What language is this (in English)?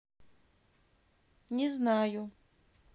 Russian